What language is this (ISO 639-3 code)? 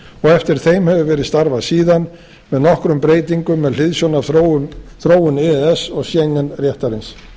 isl